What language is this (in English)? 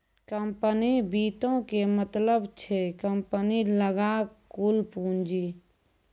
Maithili